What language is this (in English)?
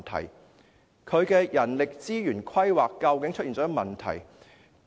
Cantonese